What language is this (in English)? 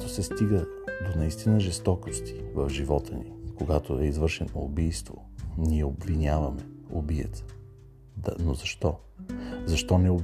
Bulgarian